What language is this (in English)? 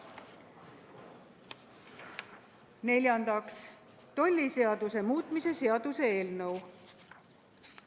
Estonian